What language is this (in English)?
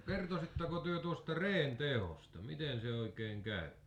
Finnish